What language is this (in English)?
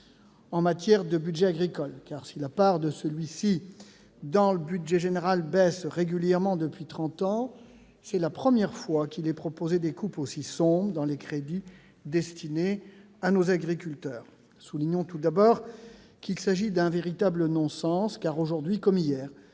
French